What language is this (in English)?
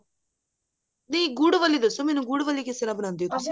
Punjabi